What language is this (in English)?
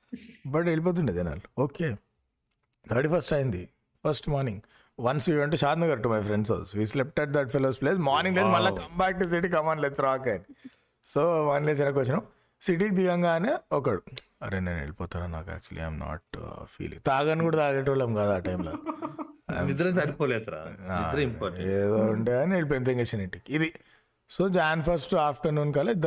Telugu